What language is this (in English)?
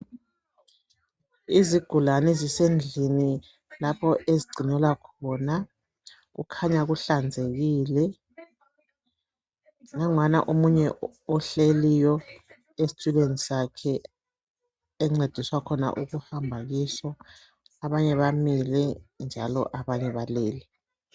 North Ndebele